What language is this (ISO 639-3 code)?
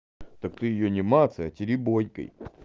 rus